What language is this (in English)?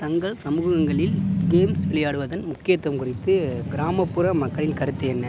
Tamil